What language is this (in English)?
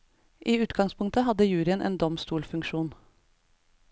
Norwegian